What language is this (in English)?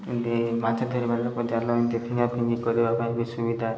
Odia